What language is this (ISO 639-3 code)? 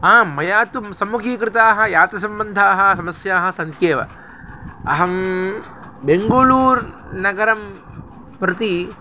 san